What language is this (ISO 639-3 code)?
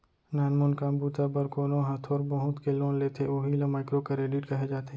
hne